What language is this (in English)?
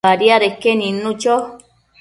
Matsés